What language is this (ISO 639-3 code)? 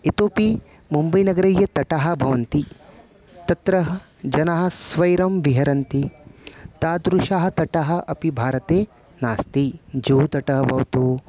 san